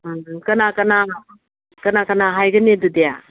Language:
Manipuri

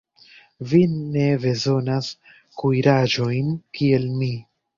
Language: Esperanto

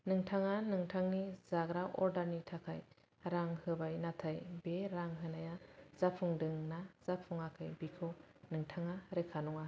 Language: Bodo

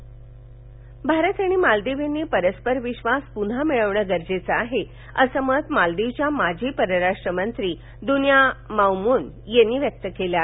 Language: Marathi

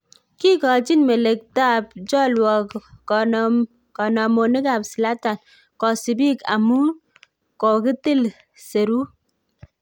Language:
Kalenjin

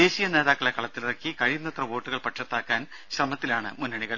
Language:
Malayalam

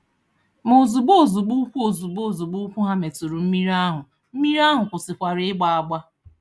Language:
Igbo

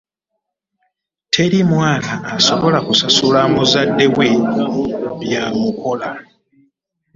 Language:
Ganda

